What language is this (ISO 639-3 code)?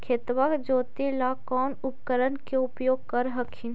mag